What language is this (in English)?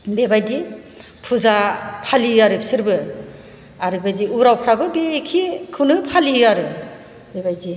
Bodo